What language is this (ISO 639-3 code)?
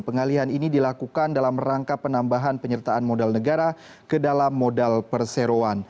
ind